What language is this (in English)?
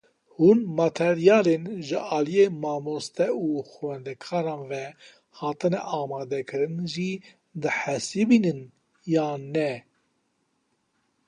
Kurdish